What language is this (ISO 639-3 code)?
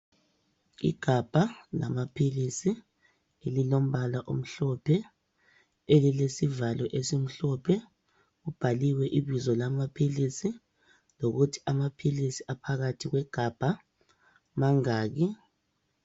nde